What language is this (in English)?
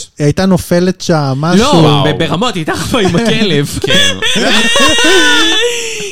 Hebrew